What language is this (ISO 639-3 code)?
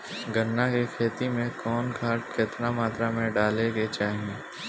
bho